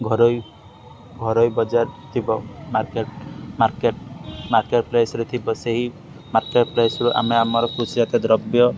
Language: Odia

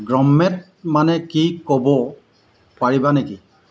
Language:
Assamese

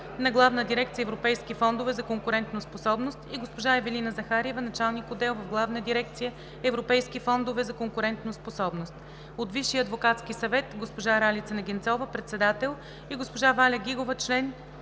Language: Bulgarian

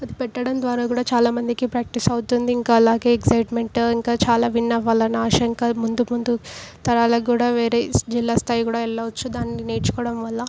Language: Telugu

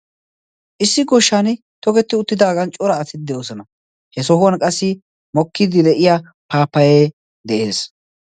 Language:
Wolaytta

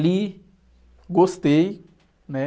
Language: Portuguese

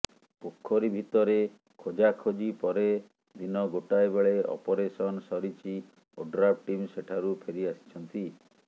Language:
Odia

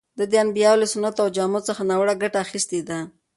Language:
Pashto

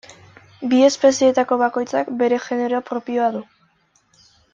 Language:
Basque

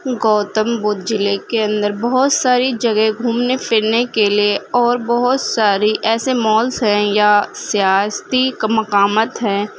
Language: Urdu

